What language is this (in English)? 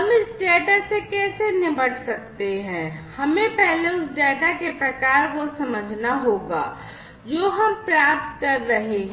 Hindi